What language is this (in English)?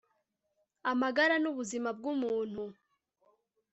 Kinyarwanda